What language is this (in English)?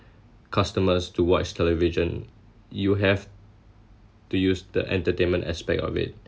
English